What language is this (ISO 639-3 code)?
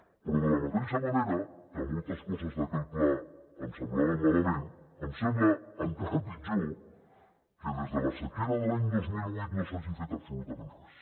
cat